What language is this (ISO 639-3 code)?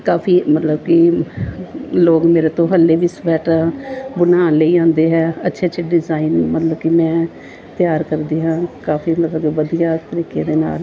pan